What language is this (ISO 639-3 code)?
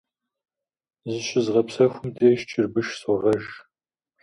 kbd